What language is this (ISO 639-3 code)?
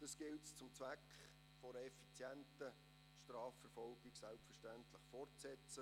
gsw